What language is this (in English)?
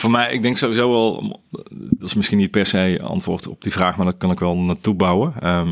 Dutch